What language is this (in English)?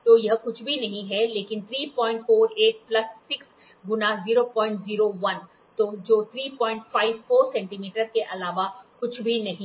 Hindi